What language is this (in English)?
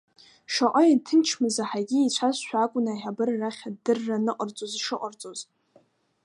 Abkhazian